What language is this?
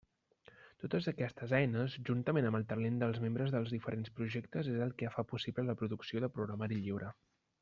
Catalan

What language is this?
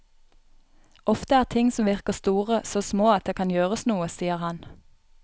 Norwegian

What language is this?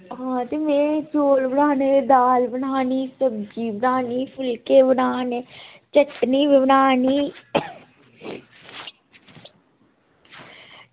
Dogri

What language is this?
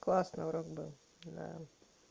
Russian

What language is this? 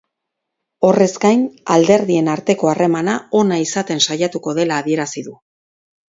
Basque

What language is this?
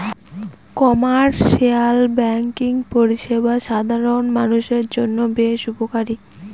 Bangla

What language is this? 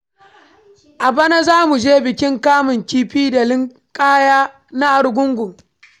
Hausa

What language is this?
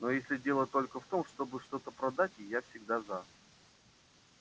Russian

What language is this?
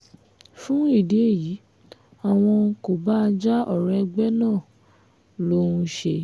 Yoruba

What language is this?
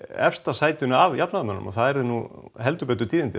Icelandic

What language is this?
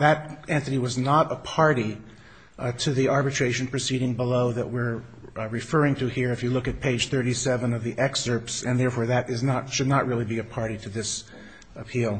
English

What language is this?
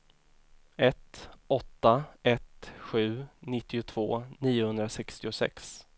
Swedish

